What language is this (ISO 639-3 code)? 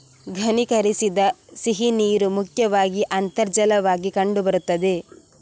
kan